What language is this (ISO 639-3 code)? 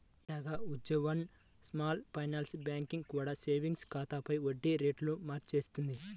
tel